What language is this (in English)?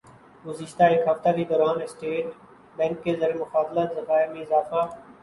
Urdu